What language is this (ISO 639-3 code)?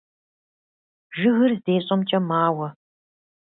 kbd